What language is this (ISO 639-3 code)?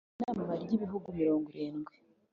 kin